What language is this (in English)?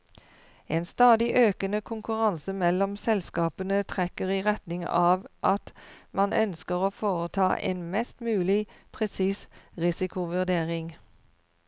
Norwegian